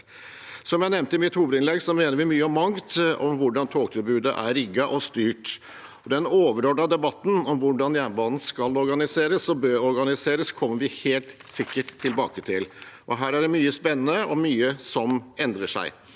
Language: Norwegian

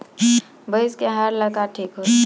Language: Bhojpuri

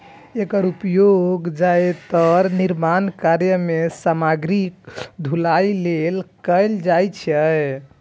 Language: Maithili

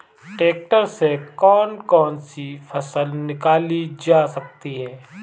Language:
Hindi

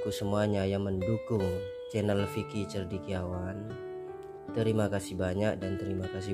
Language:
Indonesian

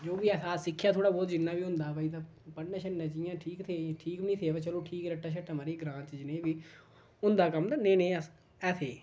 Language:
Dogri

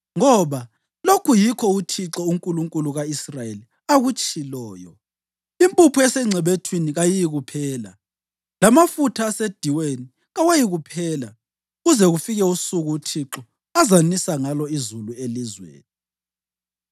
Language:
North Ndebele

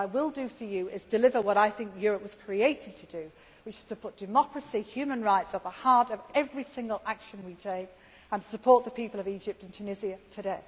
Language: English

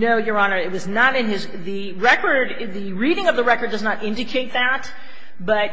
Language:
English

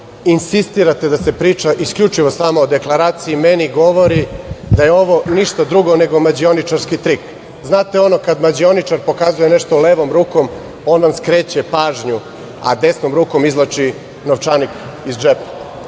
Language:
Serbian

